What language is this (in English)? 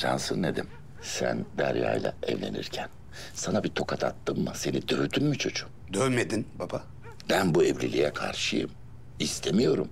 Turkish